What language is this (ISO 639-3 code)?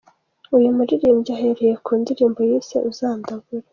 kin